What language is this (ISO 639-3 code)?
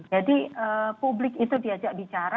ind